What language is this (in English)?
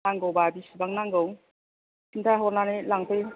Bodo